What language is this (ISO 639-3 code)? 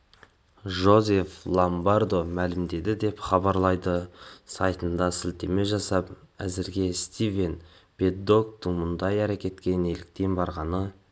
kaz